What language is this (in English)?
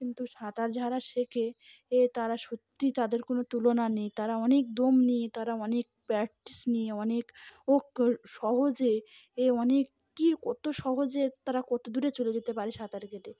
Bangla